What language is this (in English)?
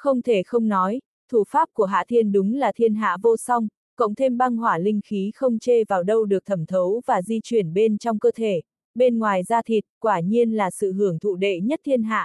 Vietnamese